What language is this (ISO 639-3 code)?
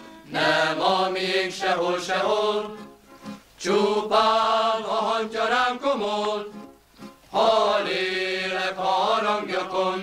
hun